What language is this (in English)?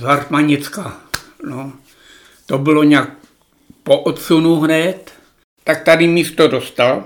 Czech